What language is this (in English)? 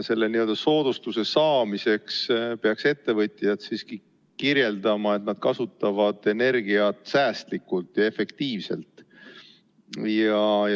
Estonian